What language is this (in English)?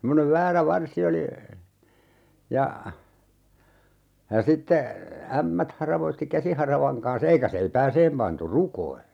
Finnish